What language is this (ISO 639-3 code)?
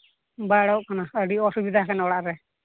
sat